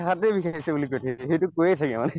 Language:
Assamese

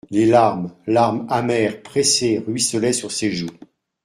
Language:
French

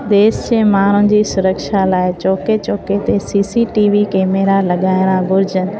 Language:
Sindhi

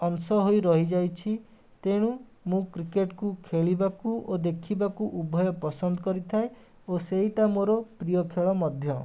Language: Odia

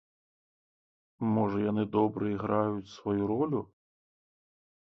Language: Belarusian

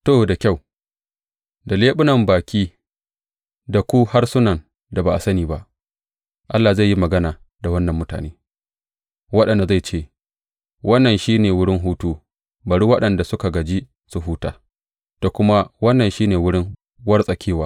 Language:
Hausa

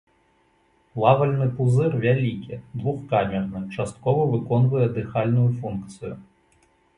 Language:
Belarusian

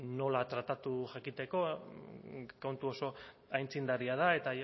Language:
Basque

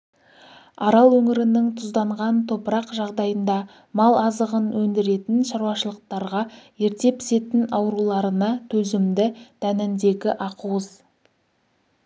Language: Kazakh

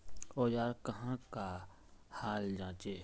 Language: Magahi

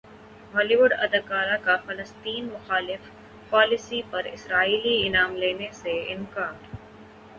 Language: Urdu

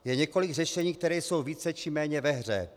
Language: Czech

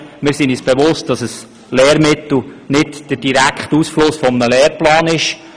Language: Swiss German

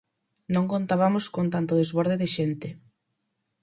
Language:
Galician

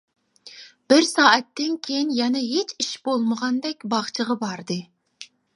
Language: Uyghur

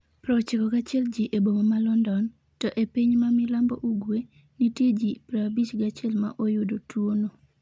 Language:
Luo (Kenya and Tanzania)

